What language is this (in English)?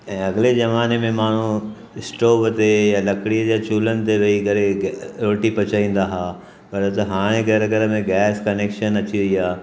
Sindhi